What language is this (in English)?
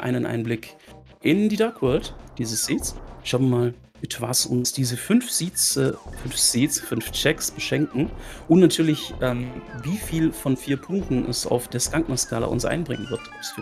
German